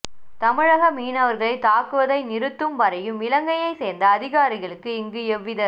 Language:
Tamil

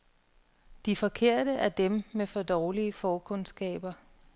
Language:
Danish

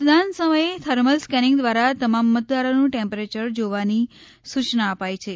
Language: Gujarati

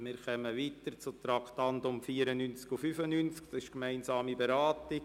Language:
Swiss German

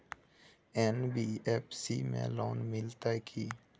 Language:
Maithili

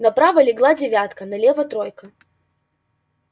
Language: Russian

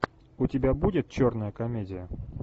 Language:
Russian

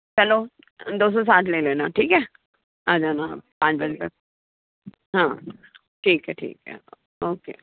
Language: Hindi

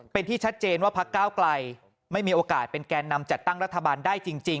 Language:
Thai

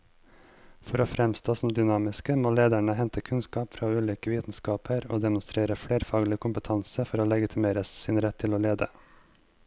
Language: Norwegian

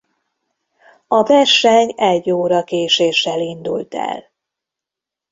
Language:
Hungarian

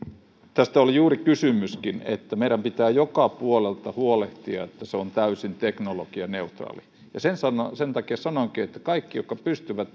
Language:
Finnish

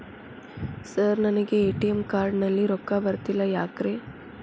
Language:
Kannada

